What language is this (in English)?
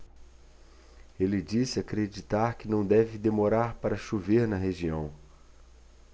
Portuguese